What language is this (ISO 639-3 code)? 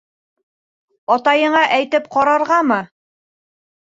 bak